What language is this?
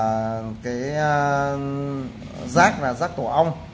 Vietnamese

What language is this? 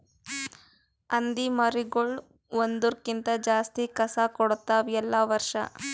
Kannada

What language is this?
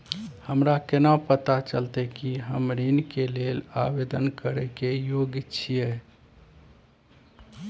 Maithili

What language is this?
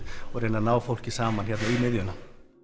Icelandic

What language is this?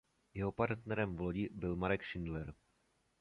Czech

